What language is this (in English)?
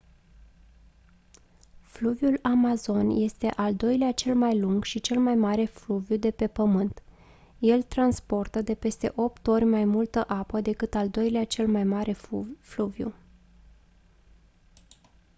Romanian